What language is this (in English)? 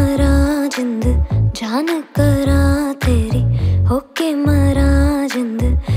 Hindi